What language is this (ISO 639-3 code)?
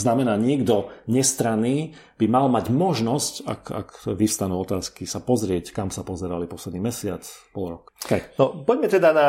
slk